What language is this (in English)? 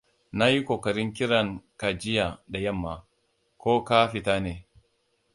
Hausa